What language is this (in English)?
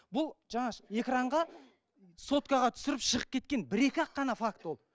Kazakh